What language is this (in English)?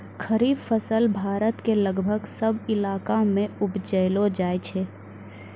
Maithili